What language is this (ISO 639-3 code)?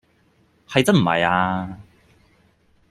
yue